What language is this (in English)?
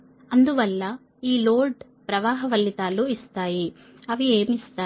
Telugu